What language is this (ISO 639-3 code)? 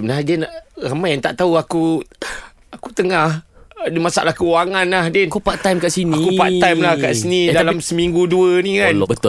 msa